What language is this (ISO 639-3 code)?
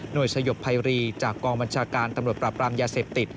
tha